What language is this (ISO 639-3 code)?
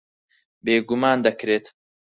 ckb